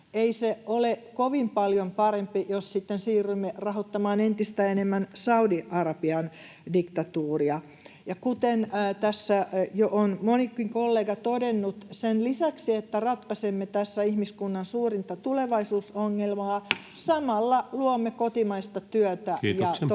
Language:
Finnish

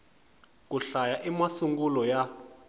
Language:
Tsonga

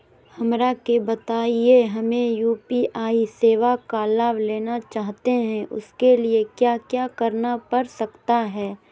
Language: Magahi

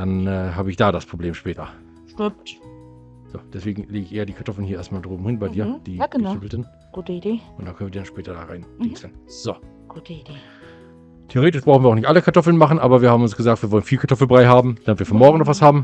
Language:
German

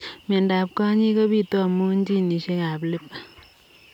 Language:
Kalenjin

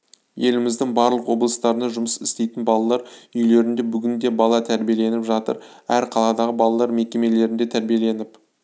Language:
Kazakh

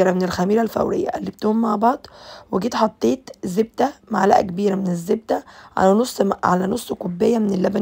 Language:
Arabic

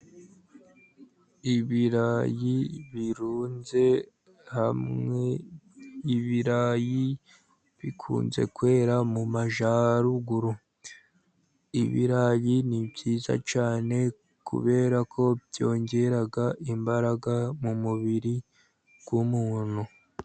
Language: Kinyarwanda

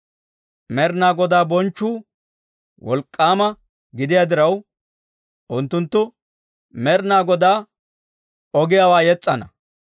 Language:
Dawro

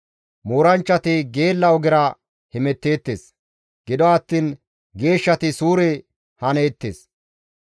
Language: Gamo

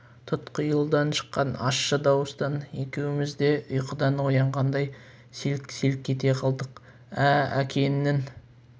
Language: Kazakh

